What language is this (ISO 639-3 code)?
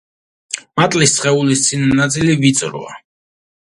kat